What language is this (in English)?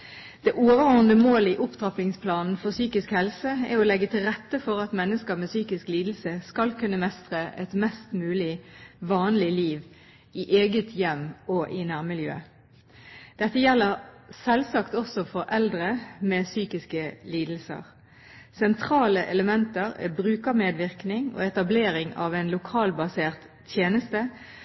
Norwegian Bokmål